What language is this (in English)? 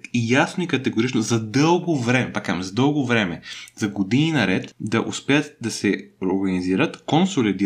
Bulgarian